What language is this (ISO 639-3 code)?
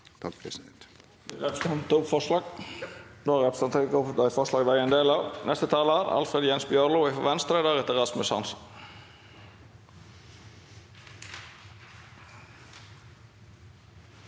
nor